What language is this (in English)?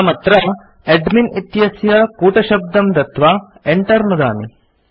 Sanskrit